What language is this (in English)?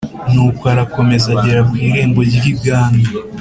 Kinyarwanda